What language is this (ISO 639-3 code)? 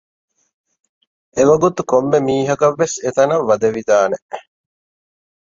div